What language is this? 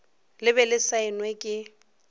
Northern Sotho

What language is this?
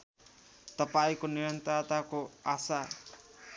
Nepali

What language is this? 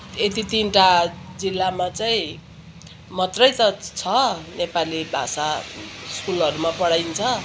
Nepali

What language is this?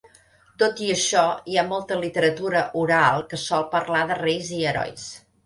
Catalan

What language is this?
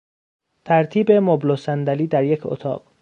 Persian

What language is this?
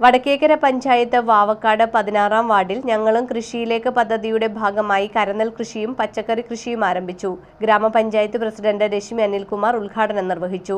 Hindi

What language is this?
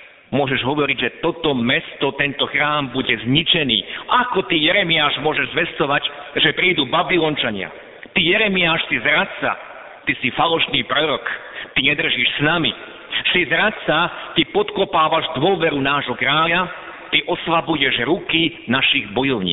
Slovak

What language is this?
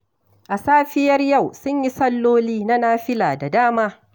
Hausa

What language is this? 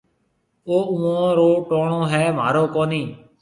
Marwari (Pakistan)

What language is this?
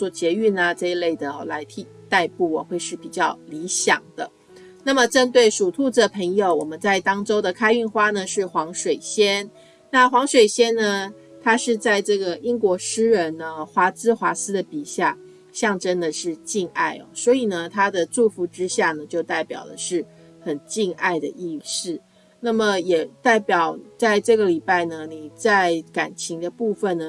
Chinese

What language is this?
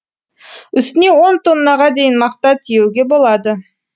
Kazakh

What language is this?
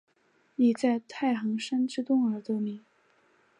Chinese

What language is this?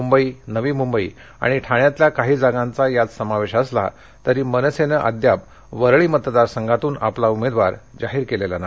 Marathi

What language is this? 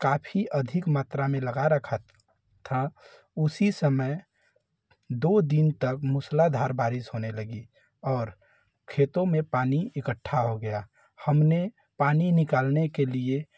Hindi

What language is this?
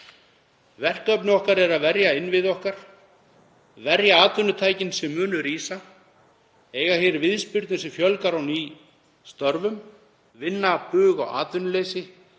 Icelandic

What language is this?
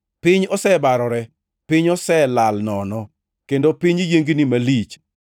Luo (Kenya and Tanzania)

